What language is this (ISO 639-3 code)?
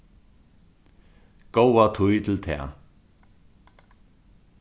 fao